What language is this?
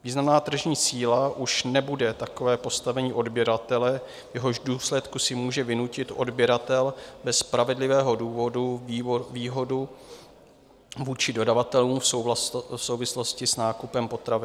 Czech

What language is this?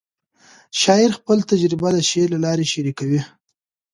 Pashto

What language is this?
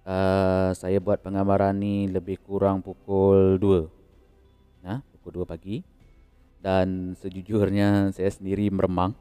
Malay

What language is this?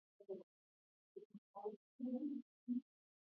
Swahili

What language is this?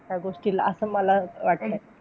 Marathi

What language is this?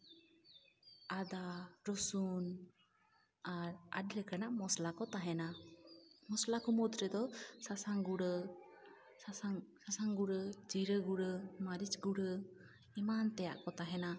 Santali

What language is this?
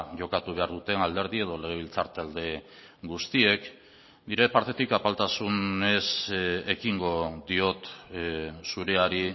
Basque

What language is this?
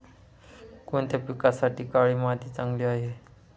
Marathi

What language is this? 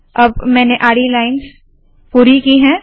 Hindi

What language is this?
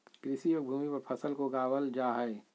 Magahi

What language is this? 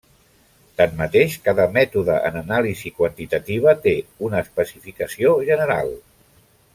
Catalan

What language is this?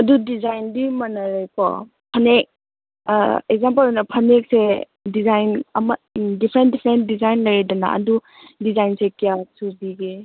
Manipuri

